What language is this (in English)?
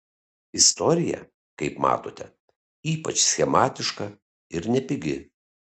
Lithuanian